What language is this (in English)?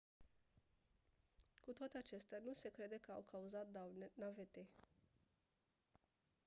Romanian